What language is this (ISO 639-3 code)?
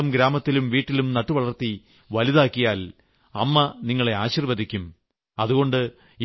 mal